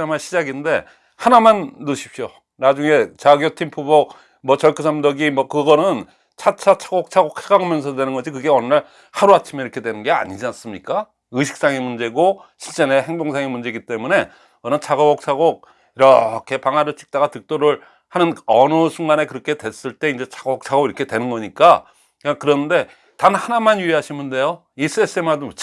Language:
Korean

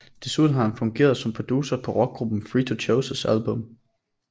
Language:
Danish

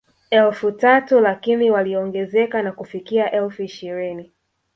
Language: Swahili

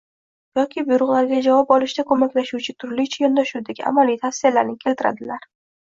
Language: Uzbek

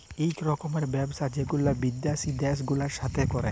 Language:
Bangla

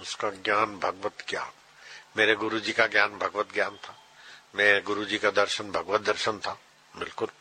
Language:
Hindi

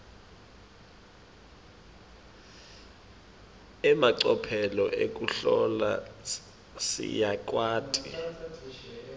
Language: Swati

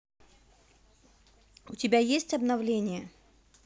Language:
Russian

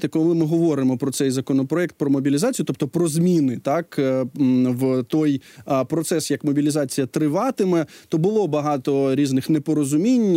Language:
Ukrainian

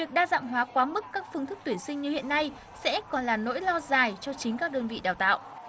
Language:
Vietnamese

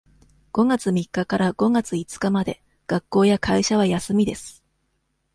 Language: Japanese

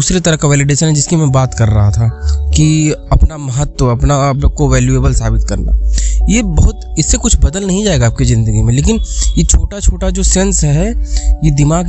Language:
Hindi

